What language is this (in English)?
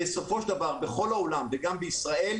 Hebrew